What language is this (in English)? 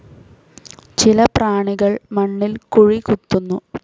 Malayalam